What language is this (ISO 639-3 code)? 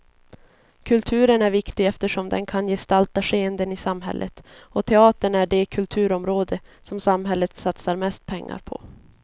swe